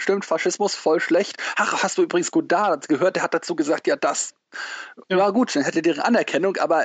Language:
German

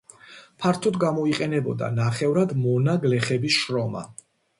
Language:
Georgian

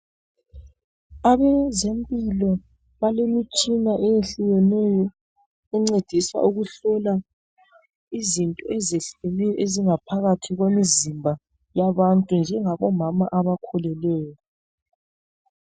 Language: North Ndebele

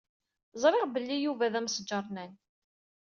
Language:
Kabyle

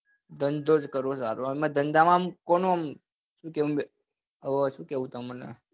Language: Gujarati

